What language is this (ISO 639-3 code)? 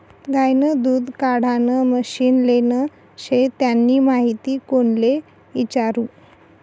mar